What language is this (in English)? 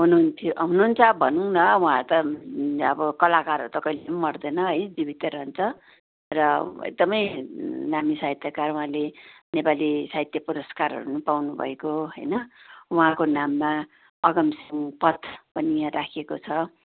Nepali